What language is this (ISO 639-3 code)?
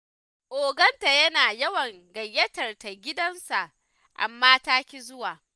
hau